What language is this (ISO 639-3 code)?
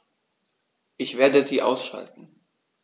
deu